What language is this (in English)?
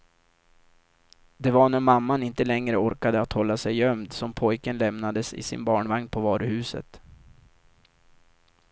Swedish